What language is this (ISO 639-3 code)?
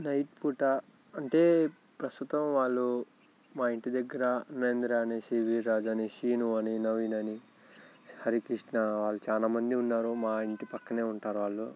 tel